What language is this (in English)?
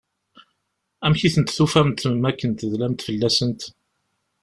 Kabyle